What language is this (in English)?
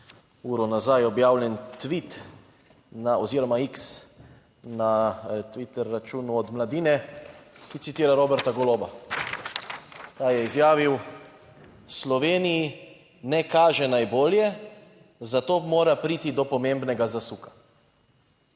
Slovenian